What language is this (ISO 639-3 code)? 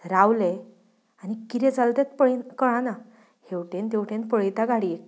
kok